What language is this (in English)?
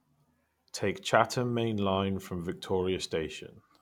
English